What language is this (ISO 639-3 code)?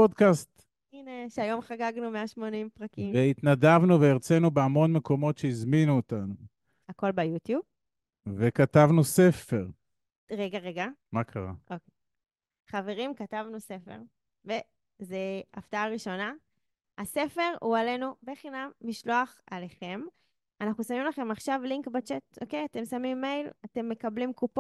heb